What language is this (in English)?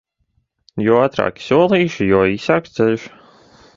Latvian